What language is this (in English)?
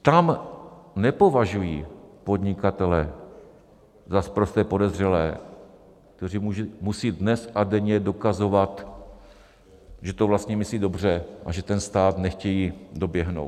Czech